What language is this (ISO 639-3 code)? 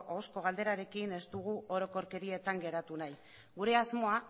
eus